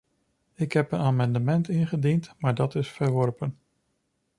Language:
Dutch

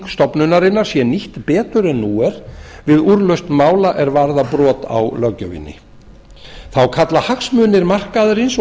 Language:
Icelandic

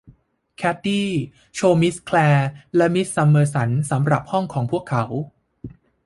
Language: Thai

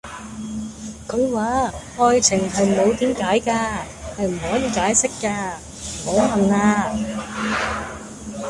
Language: Cantonese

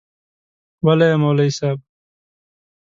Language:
Pashto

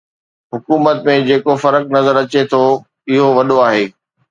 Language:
Sindhi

